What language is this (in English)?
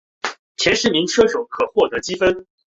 Chinese